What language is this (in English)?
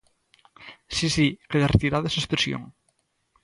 Galician